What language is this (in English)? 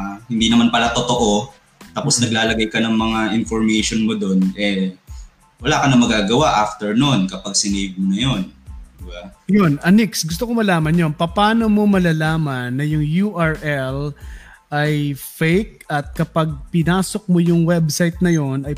Filipino